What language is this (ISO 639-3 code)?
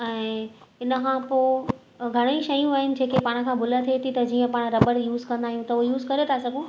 snd